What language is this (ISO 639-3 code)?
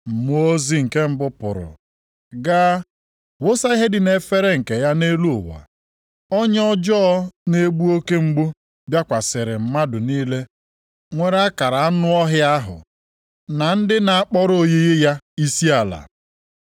ibo